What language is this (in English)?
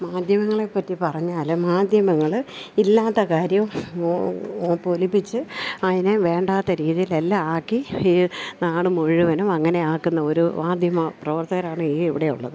Malayalam